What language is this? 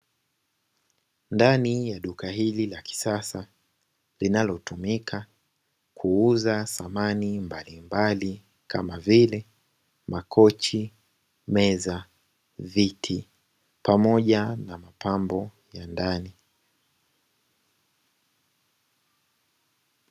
Swahili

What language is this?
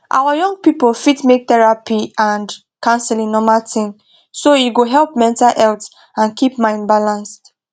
Nigerian Pidgin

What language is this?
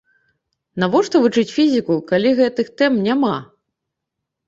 Belarusian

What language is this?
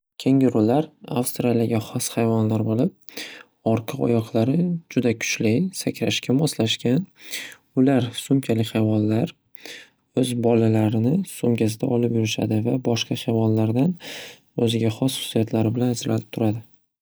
Uzbek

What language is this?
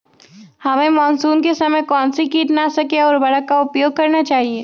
Magahi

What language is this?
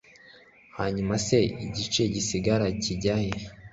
Kinyarwanda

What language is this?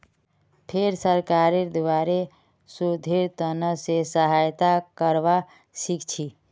Magahi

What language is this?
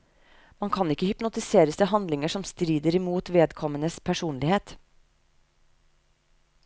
Norwegian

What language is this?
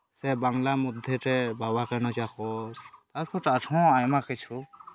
Santali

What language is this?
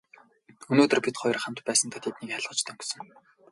Mongolian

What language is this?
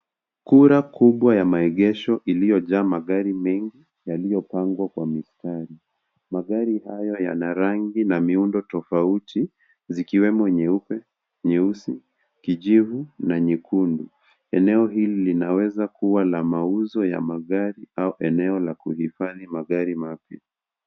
Swahili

